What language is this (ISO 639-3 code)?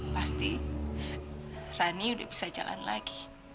ind